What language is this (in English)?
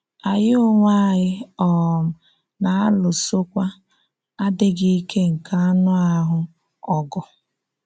Igbo